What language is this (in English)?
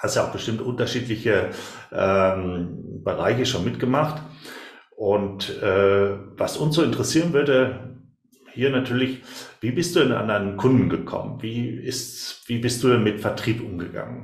German